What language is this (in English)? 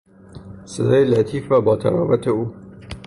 Persian